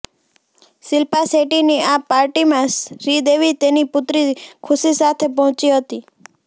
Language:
Gujarati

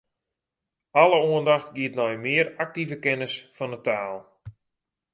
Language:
Western Frisian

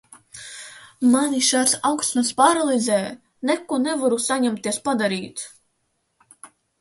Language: Latvian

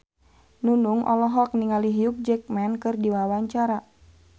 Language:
Sundanese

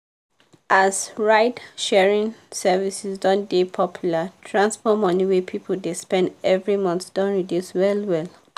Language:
Nigerian Pidgin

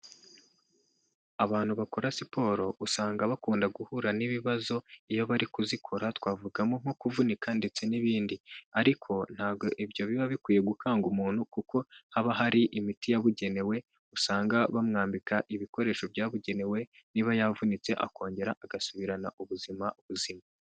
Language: Kinyarwanda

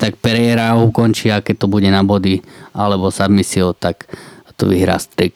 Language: Slovak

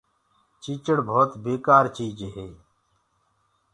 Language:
Gurgula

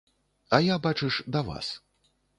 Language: Belarusian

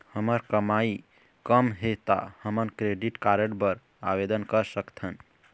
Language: Chhattisgarhi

